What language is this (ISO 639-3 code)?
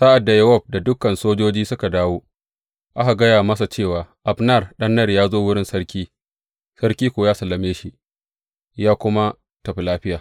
hau